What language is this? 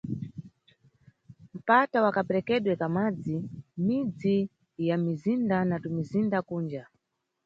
Nyungwe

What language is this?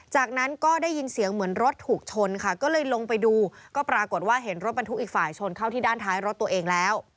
Thai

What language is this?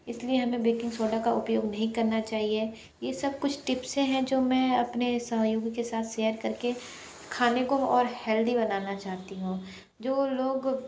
Hindi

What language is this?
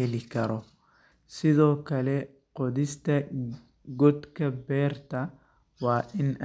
Somali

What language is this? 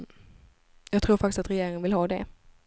Swedish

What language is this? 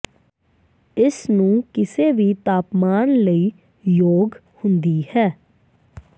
Punjabi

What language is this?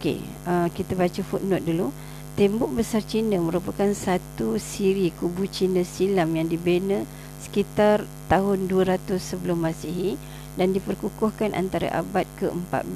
Malay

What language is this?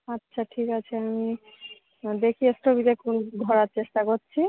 Bangla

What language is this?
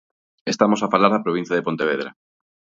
Galician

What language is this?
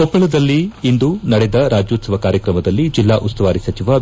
Kannada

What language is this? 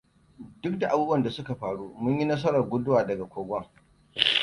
Hausa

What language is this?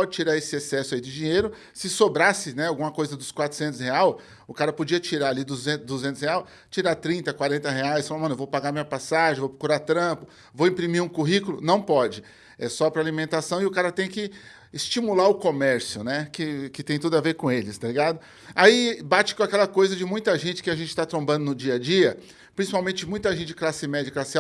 Portuguese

